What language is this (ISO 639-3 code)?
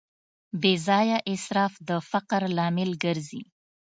pus